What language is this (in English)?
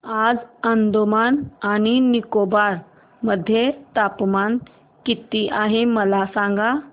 Marathi